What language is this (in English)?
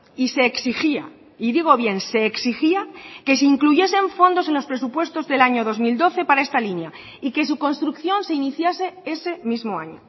Spanish